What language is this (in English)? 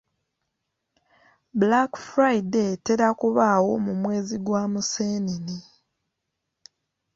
Ganda